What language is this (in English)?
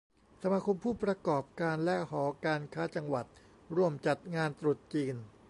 Thai